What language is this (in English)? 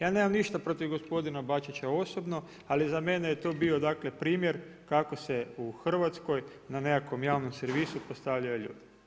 Croatian